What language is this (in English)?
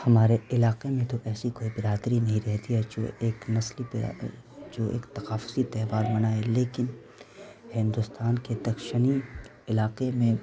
Urdu